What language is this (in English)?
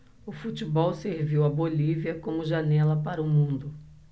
Portuguese